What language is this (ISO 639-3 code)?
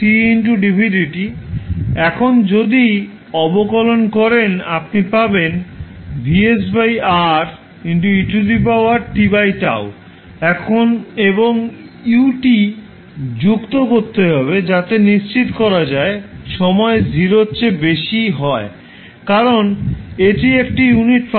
ben